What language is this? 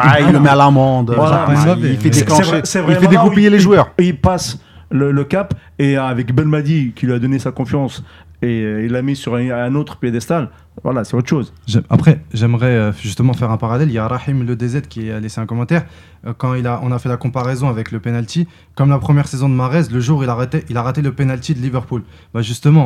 French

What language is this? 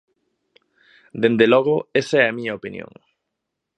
Galician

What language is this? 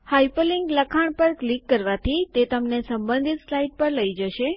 Gujarati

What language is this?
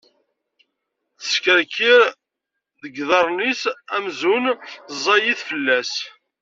Kabyle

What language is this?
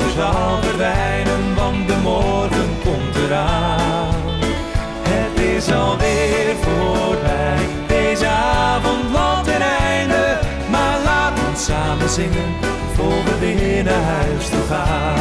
Dutch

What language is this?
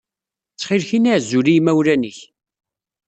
Kabyle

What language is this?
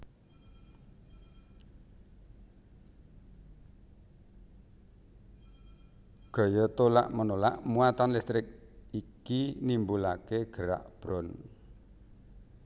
Javanese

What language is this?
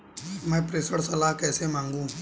Hindi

